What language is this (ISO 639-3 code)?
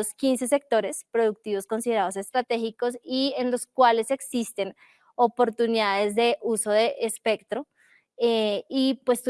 spa